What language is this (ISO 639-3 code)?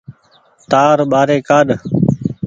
gig